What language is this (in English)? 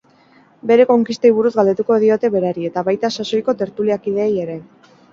Basque